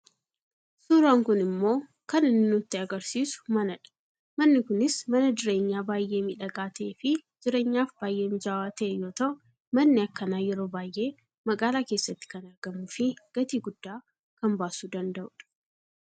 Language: Oromo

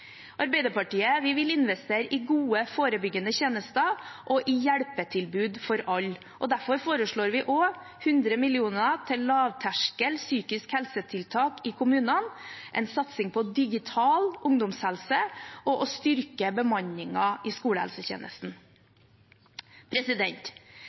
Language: Norwegian Bokmål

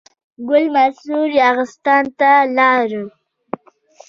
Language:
Pashto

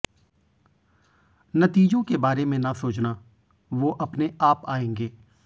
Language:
Hindi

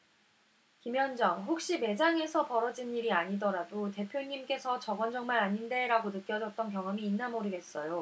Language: Korean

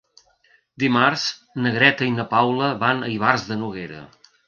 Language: Catalan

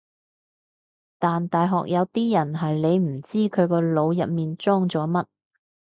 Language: Cantonese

